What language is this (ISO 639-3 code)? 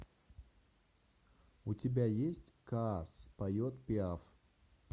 rus